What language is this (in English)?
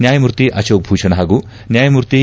Kannada